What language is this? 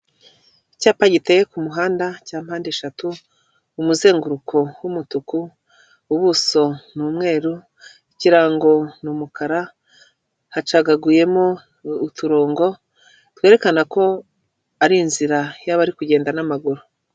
Kinyarwanda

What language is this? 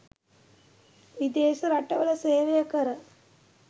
Sinhala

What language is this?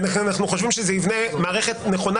Hebrew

